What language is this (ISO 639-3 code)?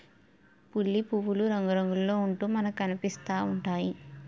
tel